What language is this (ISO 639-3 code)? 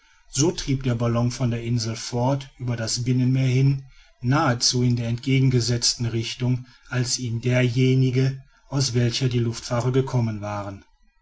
deu